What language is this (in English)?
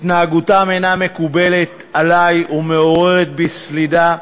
Hebrew